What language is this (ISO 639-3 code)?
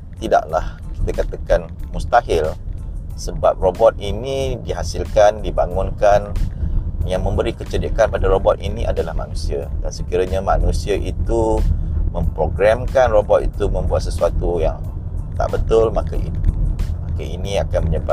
msa